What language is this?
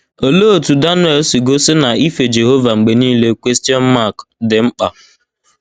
Igbo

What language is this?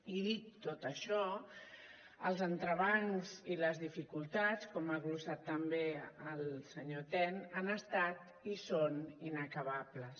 Catalan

